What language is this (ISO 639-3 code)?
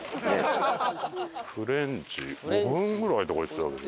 jpn